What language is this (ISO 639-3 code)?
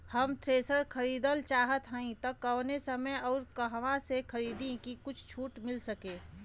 bho